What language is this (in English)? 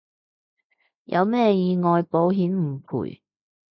Cantonese